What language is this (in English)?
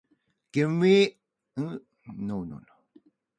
Japanese